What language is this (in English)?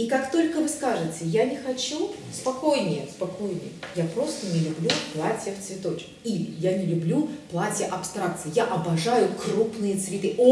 Russian